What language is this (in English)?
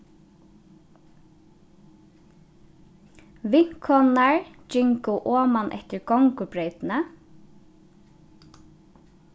Faroese